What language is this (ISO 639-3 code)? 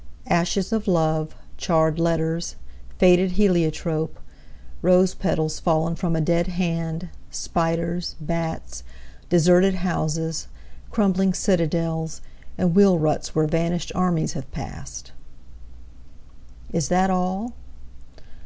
eng